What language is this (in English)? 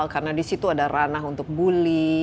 Indonesian